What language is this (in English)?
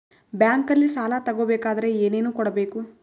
Kannada